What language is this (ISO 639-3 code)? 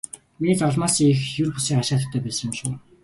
mon